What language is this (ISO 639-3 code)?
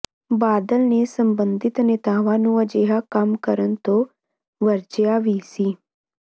pan